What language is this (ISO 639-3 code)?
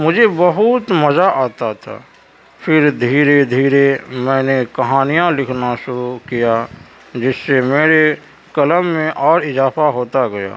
urd